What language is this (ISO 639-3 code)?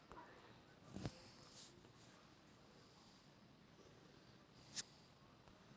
mag